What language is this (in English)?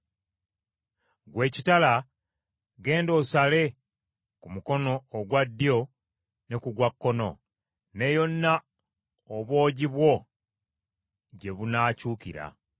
Ganda